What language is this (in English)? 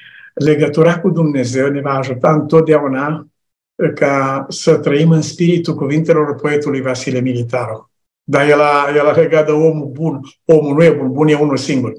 Romanian